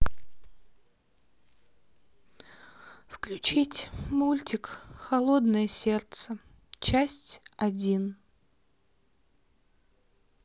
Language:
Russian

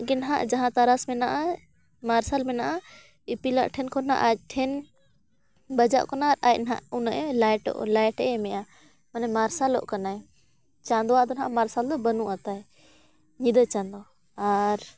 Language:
Santali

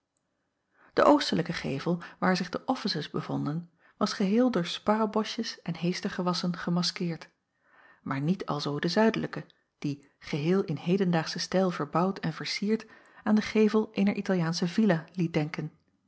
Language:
Dutch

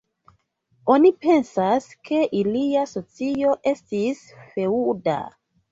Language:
Esperanto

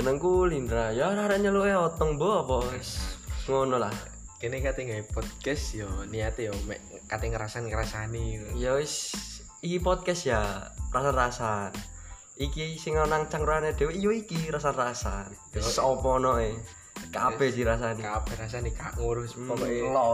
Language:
Indonesian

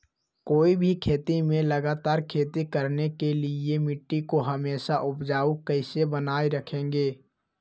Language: Magahi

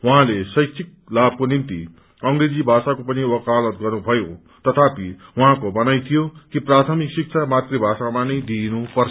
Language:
Nepali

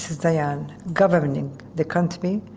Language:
English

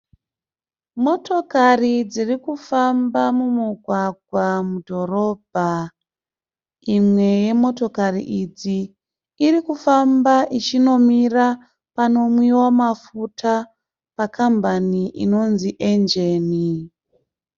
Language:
Shona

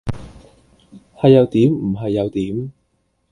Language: Cantonese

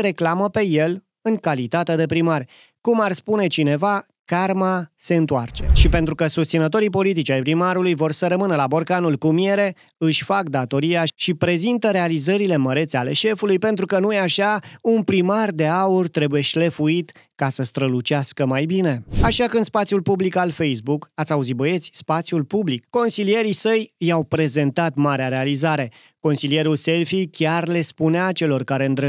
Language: Romanian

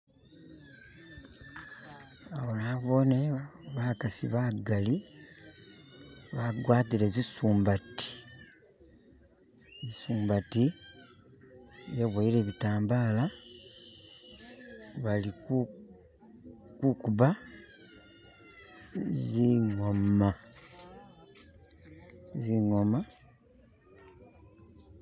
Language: Masaaba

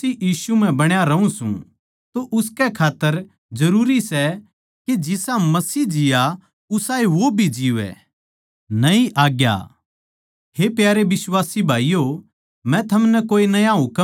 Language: Haryanvi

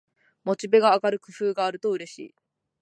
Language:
Japanese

